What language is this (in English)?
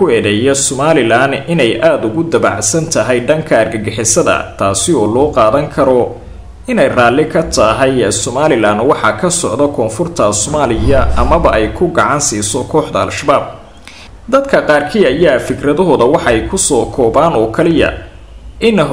Arabic